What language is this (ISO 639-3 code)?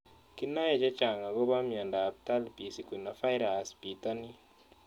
kln